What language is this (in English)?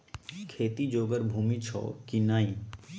Maithili